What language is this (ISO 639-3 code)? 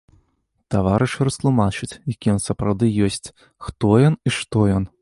bel